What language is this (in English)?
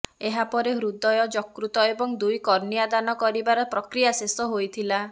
Odia